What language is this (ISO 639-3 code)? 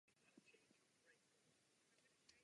ces